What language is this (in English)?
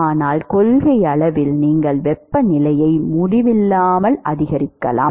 Tamil